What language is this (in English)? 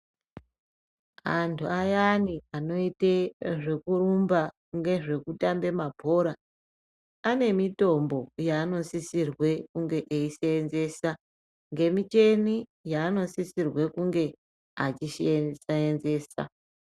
Ndau